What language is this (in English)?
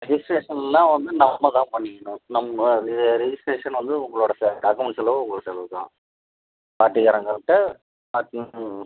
Tamil